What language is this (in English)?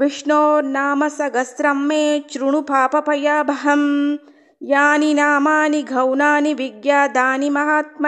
Tamil